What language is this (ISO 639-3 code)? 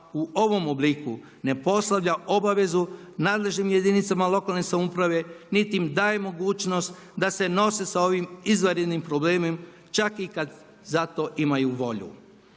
hrv